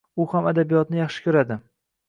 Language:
Uzbek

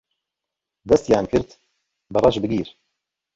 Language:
Central Kurdish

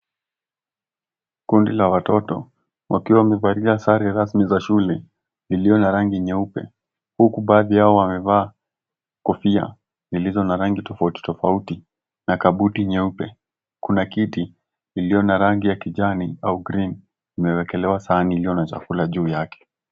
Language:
Swahili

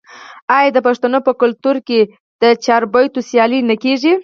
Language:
Pashto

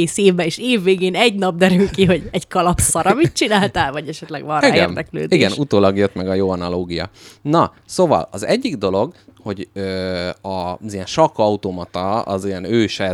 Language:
Hungarian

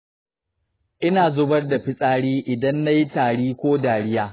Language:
Hausa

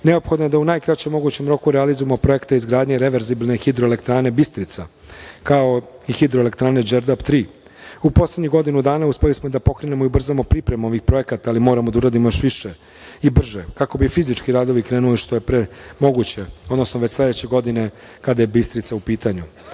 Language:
Serbian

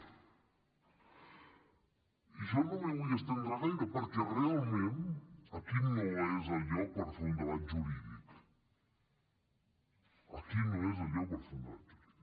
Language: Catalan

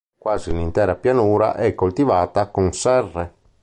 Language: Italian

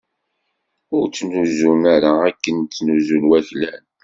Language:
Kabyle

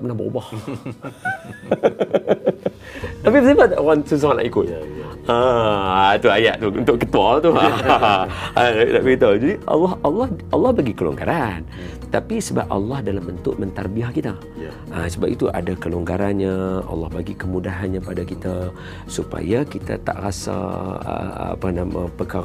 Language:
Malay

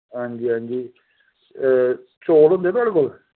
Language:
Dogri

